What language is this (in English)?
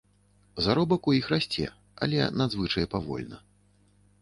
Belarusian